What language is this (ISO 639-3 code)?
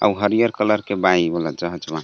bho